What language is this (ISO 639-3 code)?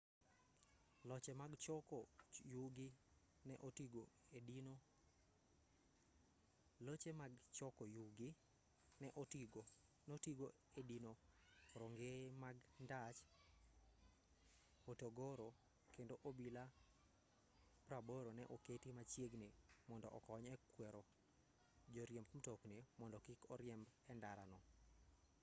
luo